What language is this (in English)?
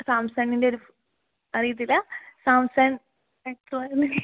Malayalam